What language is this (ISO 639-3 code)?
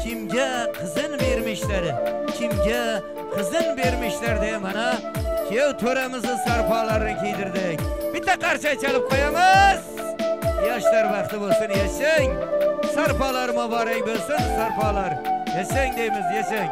tur